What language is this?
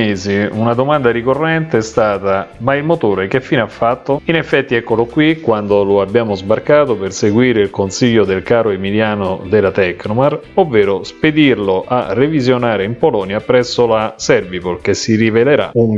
Italian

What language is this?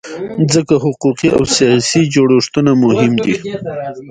Pashto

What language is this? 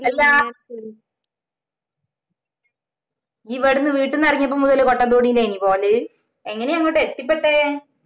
Malayalam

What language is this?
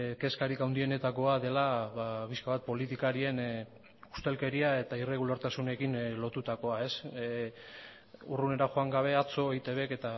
Basque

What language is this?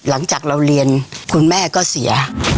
Thai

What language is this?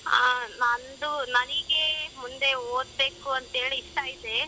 Kannada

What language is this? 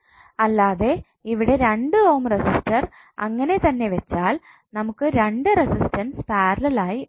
Malayalam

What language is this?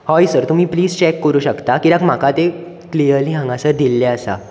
Konkani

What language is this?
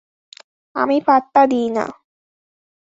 Bangla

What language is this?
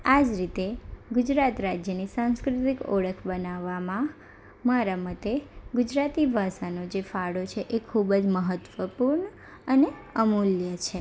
Gujarati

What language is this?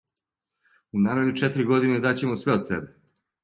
Serbian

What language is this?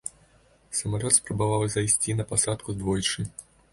Belarusian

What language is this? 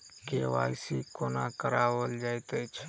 Maithili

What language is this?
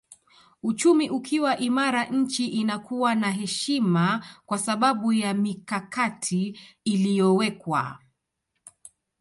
Swahili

